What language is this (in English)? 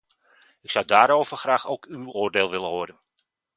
Dutch